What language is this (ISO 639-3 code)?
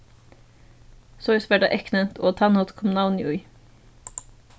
fao